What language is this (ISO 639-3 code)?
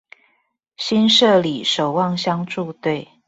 zho